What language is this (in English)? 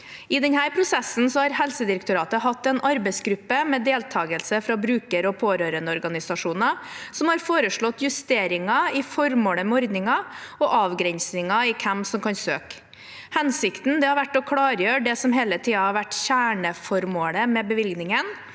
Norwegian